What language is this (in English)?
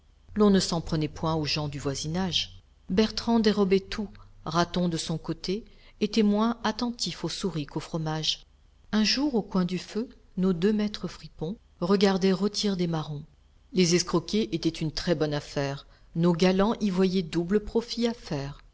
French